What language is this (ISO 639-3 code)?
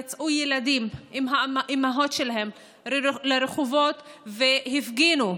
heb